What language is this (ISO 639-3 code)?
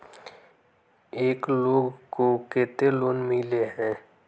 mag